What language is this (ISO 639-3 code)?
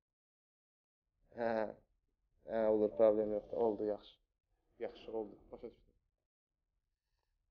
tur